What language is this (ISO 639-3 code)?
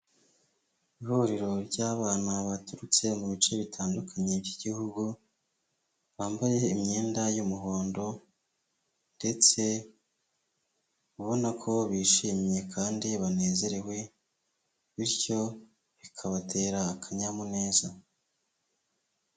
kin